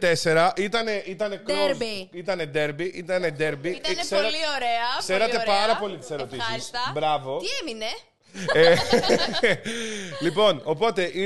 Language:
Greek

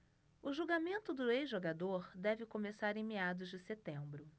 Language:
Portuguese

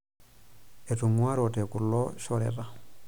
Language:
Masai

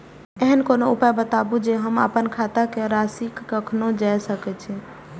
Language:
Maithili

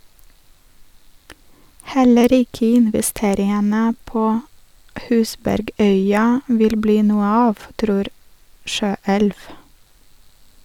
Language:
Norwegian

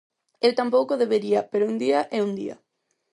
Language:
Galician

